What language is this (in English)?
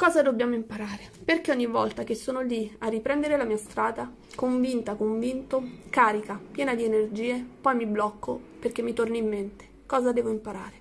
Italian